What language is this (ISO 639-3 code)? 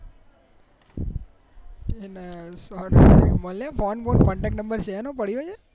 guj